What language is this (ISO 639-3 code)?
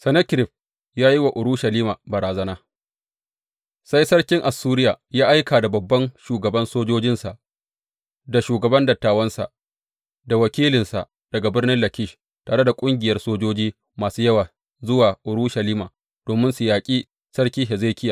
hau